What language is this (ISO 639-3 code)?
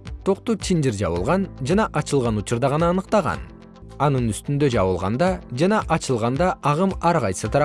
kir